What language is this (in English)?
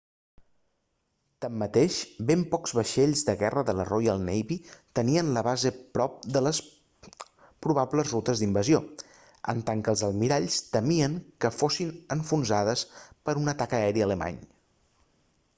Catalan